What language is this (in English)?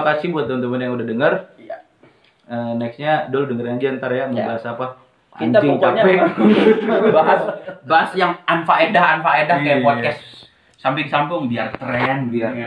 Indonesian